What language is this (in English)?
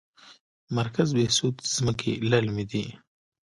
Pashto